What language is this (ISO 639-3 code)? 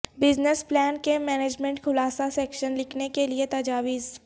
urd